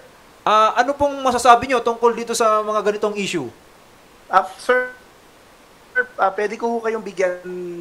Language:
Filipino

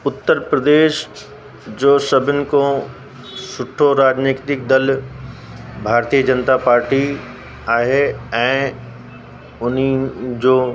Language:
Sindhi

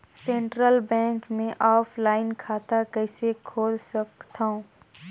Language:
Chhattisgarhi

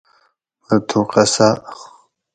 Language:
Gawri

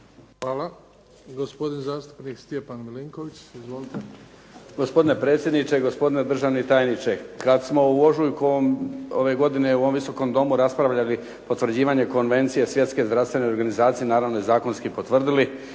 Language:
Croatian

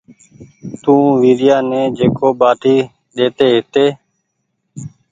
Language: Goaria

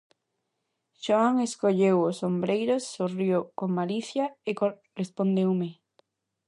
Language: Galician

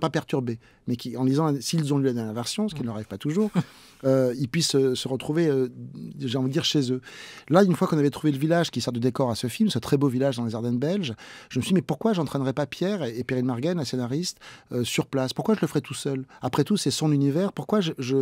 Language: French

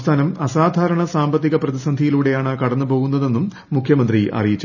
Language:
Malayalam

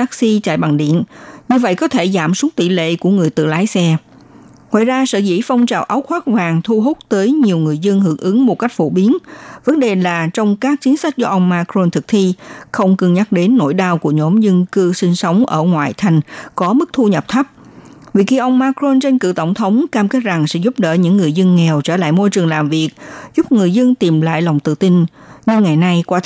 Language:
Vietnamese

